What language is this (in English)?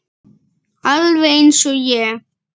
Icelandic